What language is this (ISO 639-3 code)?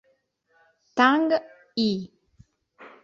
ita